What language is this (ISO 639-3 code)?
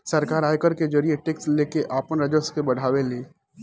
bho